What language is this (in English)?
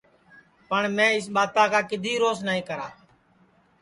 Sansi